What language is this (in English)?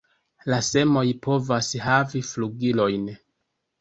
Esperanto